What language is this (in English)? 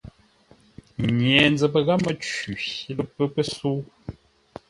Ngombale